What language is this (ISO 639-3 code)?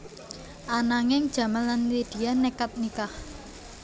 jav